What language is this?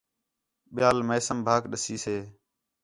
Khetrani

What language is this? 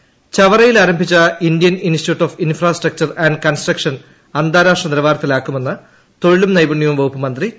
Malayalam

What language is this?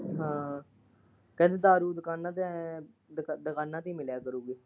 Punjabi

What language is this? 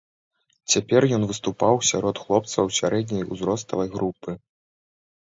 Belarusian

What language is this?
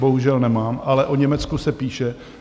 Czech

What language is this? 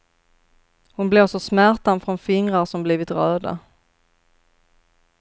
Swedish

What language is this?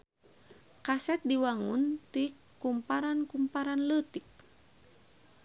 Sundanese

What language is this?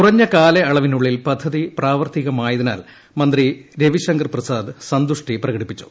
Malayalam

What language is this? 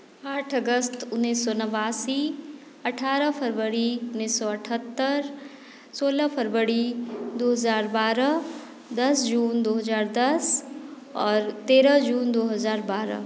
Maithili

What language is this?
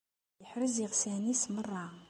Kabyle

